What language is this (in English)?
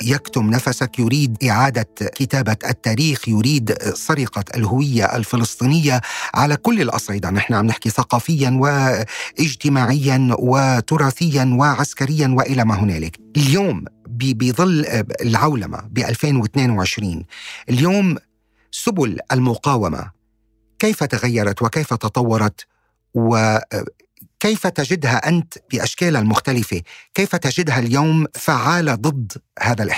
Arabic